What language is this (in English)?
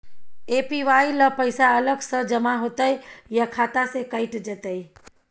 Maithili